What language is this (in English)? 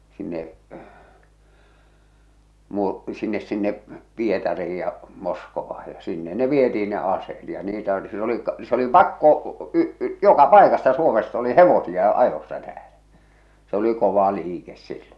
Finnish